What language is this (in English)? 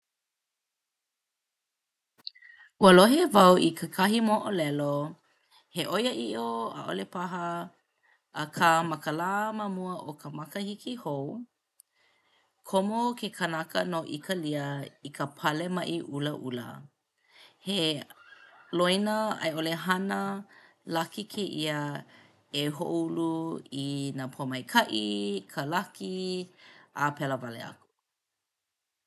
Hawaiian